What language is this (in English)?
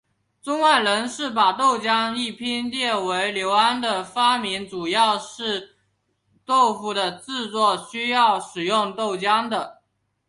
Chinese